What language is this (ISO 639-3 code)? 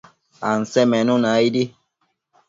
mcf